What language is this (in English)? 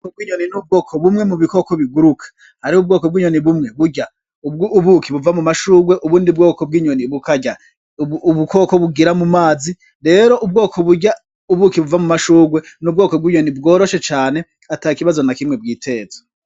Rundi